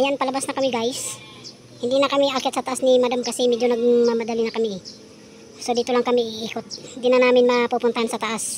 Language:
Filipino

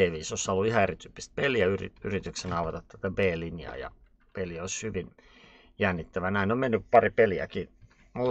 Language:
Finnish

